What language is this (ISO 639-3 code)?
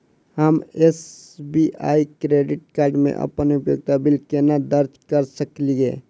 mai